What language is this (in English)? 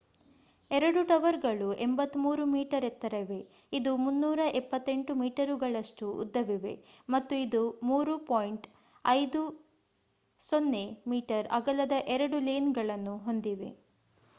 Kannada